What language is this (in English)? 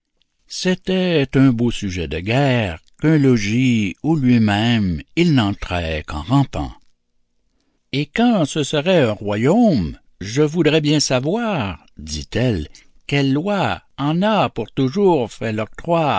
French